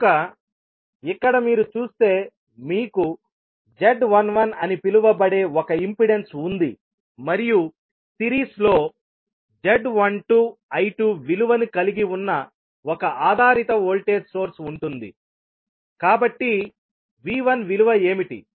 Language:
Telugu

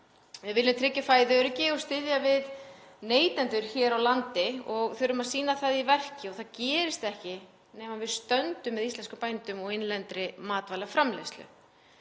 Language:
Icelandic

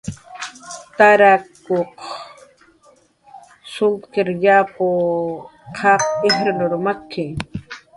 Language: Jaqaru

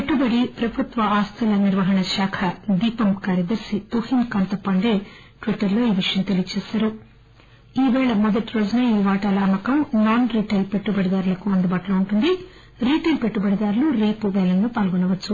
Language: Telugu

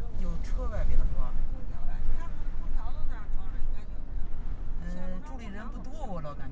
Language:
Chinese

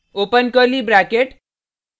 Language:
Hindi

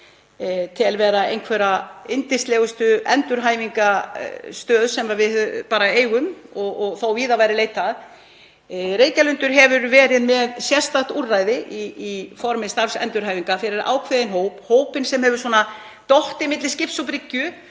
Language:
Icelandic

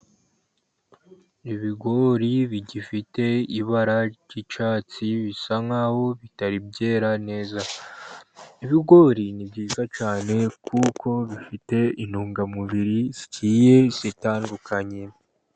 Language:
Kinyarwanda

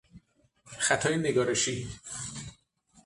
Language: Persian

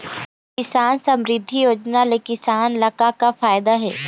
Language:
Chhattisgarhi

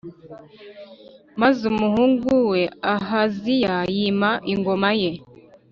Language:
Kinyarwanda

